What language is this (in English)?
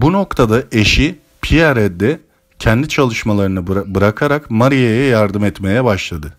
Turkish